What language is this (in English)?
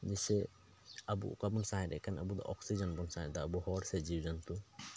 Santali